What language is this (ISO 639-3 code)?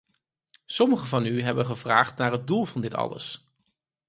nld